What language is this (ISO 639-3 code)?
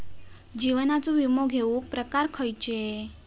mar